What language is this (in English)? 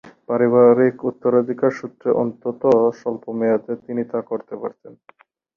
Bangla